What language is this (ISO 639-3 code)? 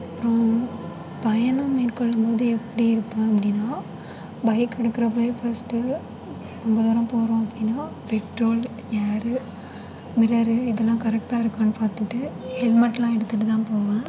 tam